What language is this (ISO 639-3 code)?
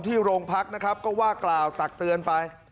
tha